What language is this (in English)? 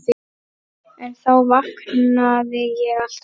Icelandic